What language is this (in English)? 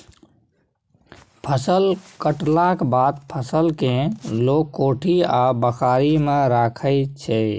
Maithili